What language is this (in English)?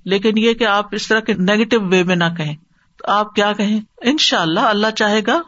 Urdu